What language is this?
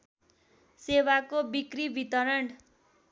Nepali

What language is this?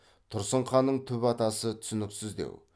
Kazakh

